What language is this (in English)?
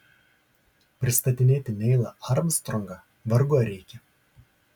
Lithuanian